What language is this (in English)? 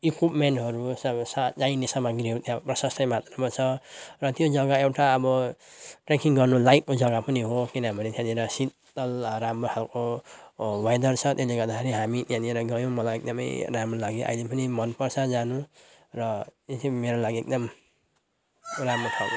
Nepali